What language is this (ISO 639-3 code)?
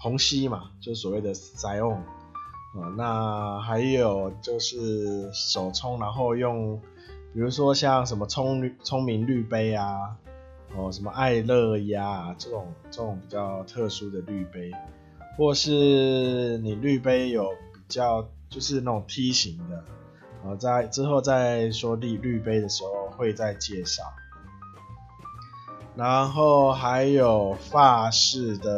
zho